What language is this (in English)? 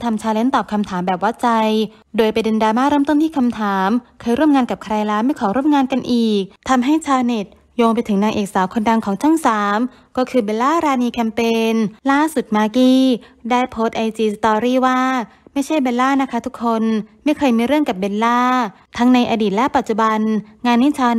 Thai